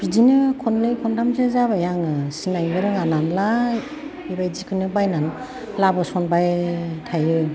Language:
Bodo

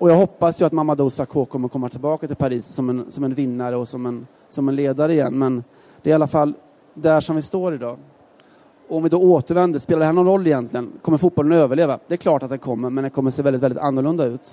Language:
Swedish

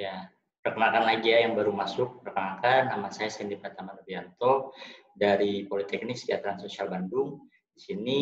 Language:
Indonesian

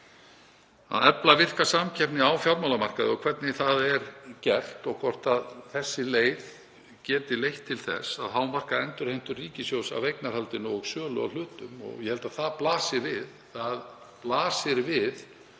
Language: Icelandic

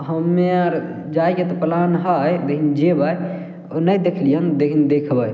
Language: Maithili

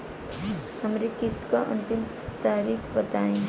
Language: Bhojpuri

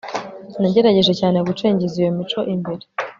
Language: Kinyarwanda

